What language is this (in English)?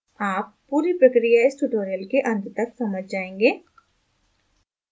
Hindi